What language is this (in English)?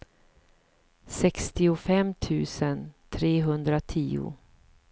Swedish